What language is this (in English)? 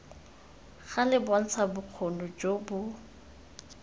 Tswana